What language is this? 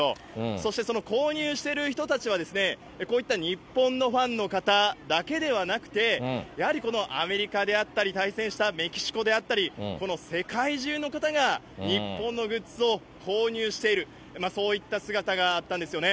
Japanese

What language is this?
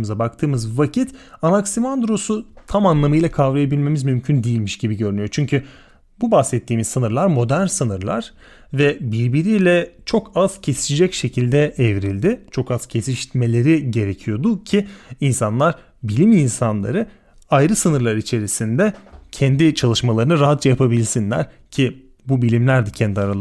Turkish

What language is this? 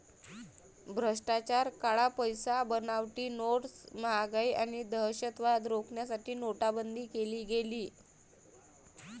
Marathi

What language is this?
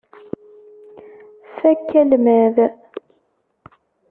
Kabyle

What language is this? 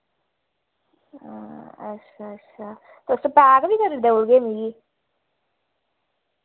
Dogri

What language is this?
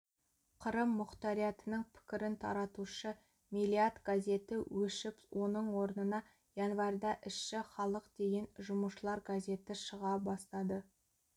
Kazakh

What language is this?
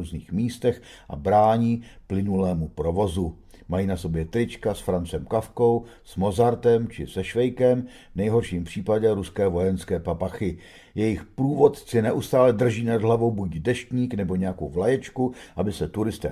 Czech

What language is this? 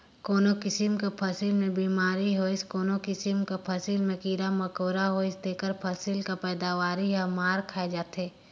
Chhattisgarhi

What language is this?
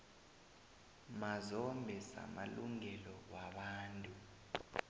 South Ndebele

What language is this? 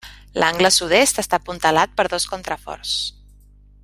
Catalan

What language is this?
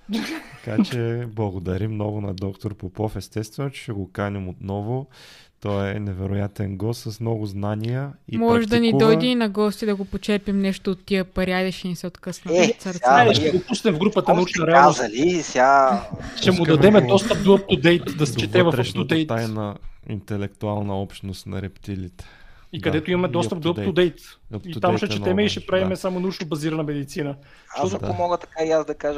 Bulgarian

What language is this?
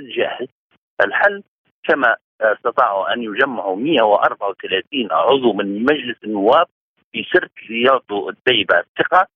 Arabic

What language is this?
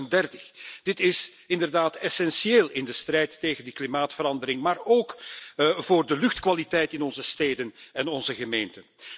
Dutch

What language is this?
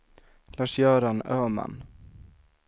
Swedish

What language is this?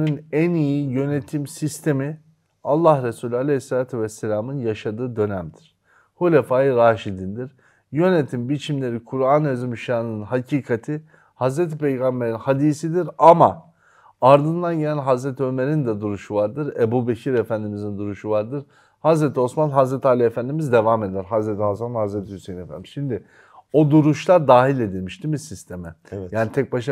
Turkish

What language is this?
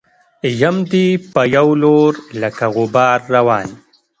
Pashto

